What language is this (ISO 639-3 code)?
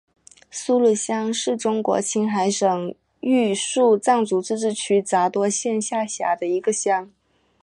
zho